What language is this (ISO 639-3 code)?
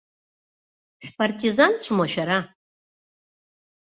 abk